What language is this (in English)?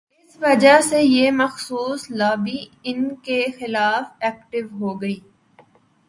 Urdu